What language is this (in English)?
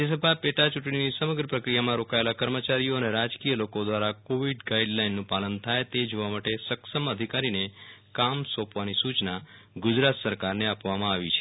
Gujarati